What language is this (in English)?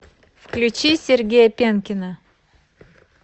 Russian